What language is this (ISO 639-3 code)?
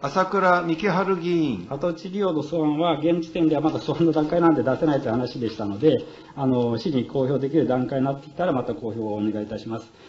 jpn